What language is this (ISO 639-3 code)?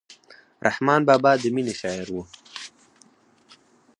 pus